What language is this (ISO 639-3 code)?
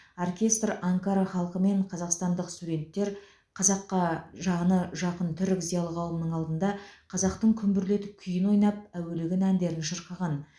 kaz